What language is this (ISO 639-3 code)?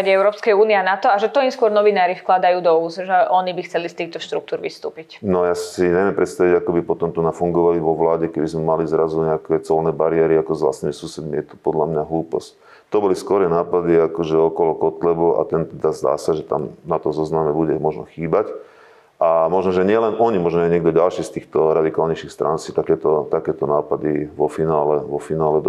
slk